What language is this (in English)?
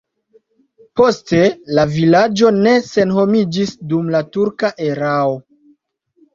Esperanto